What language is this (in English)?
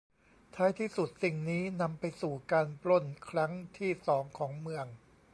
Thai